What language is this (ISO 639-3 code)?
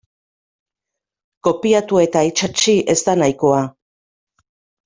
eus